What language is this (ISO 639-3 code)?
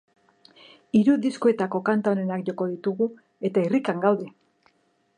eus